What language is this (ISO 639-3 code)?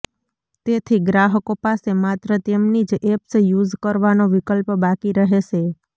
guj